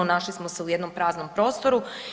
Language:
Croatian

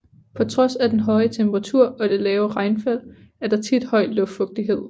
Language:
Danish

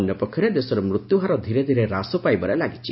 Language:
Odia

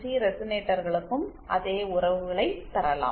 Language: Tamil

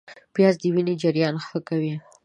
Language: Pashto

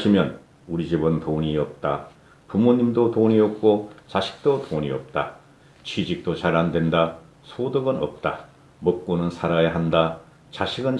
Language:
Korean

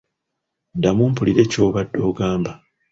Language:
Ganda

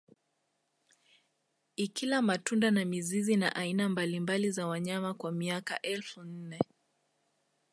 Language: Swahili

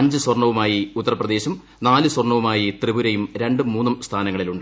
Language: Malayalam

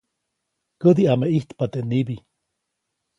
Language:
Copainalá Zoque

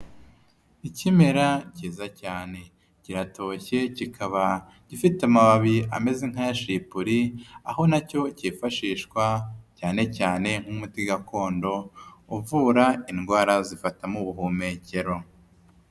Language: Kinyarwanda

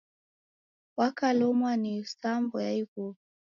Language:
Taita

